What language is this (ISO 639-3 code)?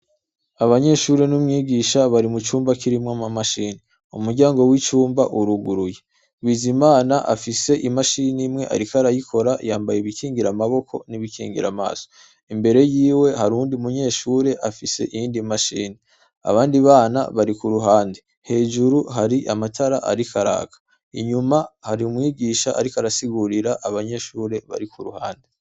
run